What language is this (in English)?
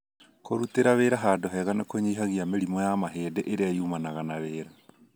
Kikuyu